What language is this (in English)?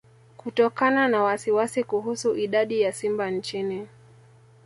Swahili